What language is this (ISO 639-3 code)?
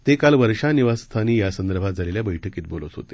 mar